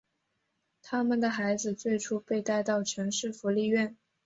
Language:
Chinese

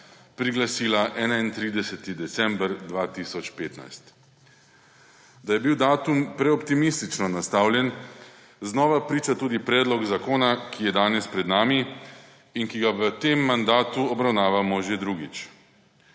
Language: Slovenian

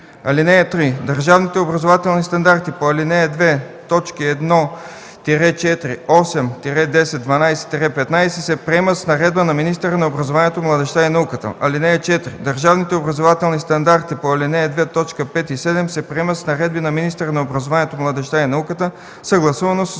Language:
Bulgarian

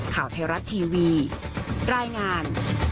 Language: Thai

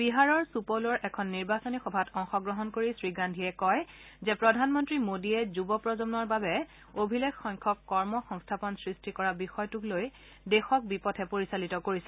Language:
Assamese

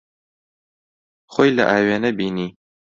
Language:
Central Kurdish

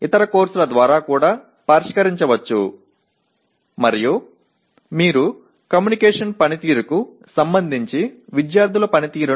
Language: Tamil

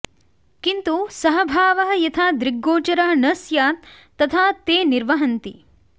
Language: Sanskrit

